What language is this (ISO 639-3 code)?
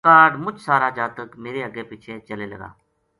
gju